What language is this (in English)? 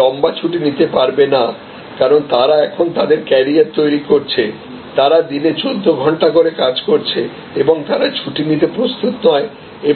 Bangla